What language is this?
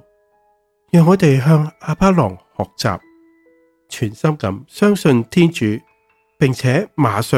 Chinese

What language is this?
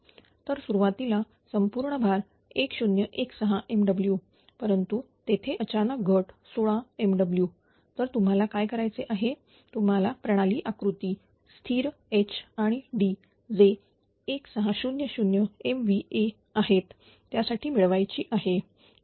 Marathi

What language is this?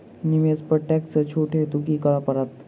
Maithili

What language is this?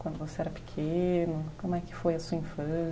Portuguese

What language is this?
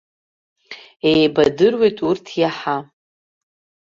Abkhazian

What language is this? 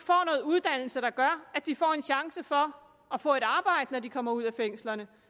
Danish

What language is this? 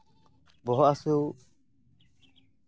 Santali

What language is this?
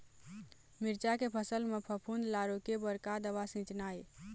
Chhattisgarhi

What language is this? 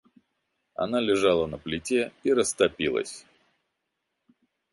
Russian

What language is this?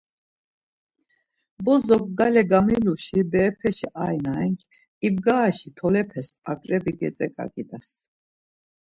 Laz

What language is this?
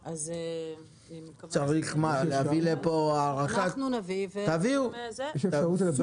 Hebrew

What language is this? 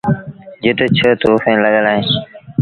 Sindhi Bhil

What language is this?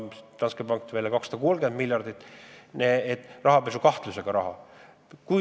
Estonian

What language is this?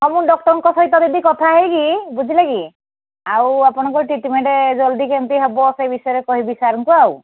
Odia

